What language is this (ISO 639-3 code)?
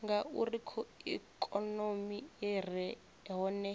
ven